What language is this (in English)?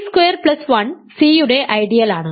Malayalam